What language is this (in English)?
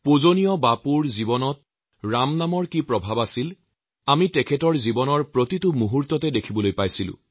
Assamese